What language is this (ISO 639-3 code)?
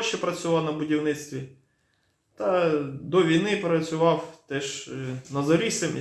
ukr